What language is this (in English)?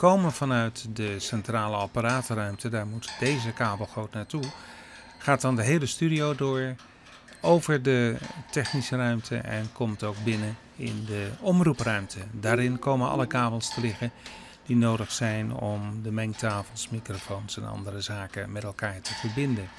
Dutch